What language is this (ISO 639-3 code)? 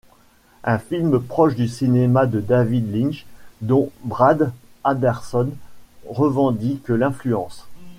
fra